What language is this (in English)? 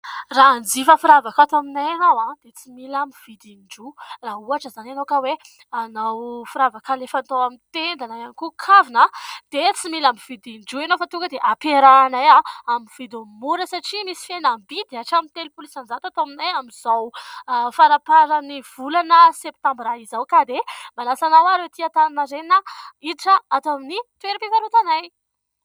Malagasy